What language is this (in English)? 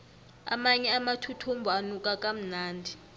South Ndebele